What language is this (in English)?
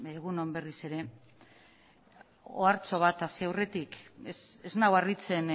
Basque